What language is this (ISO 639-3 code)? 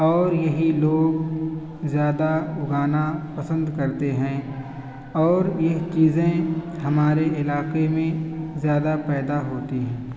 urd